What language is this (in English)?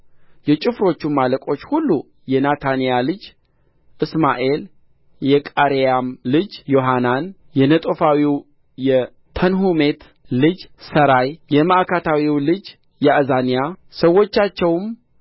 Amharic